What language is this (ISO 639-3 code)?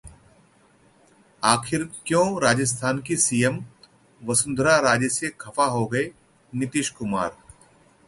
hin